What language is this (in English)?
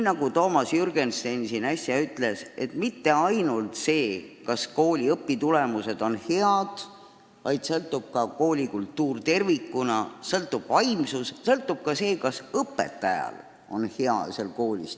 Estonian